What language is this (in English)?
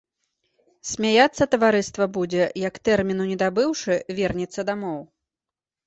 Belarusian